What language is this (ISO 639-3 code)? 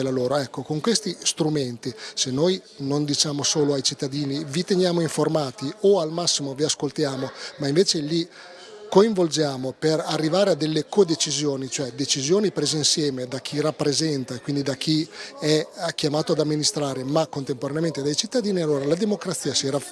ita